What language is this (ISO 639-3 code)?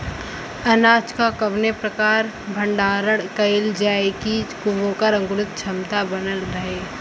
bho